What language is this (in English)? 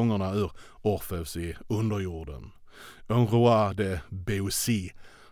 Swedish